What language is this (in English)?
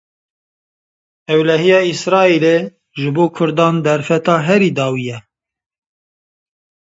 Kurdish